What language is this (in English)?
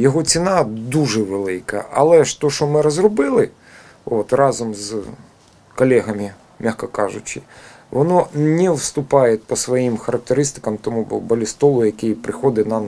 Ukrainian